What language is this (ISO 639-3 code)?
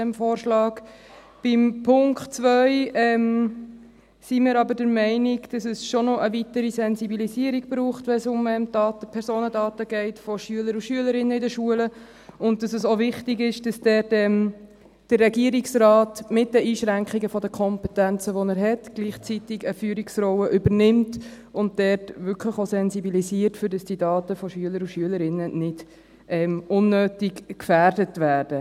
gsw